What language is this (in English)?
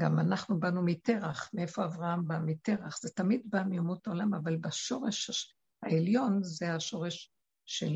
Hebrew